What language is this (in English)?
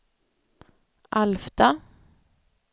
Swedish